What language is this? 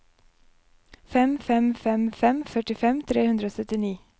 Norwegian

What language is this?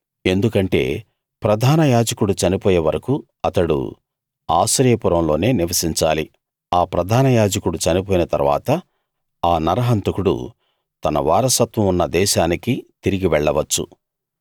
Telugu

